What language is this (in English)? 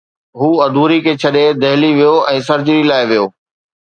Sindhi